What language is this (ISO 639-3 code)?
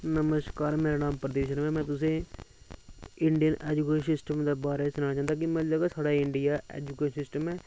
doi